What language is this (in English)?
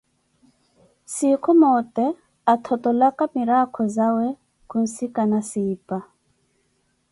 Koti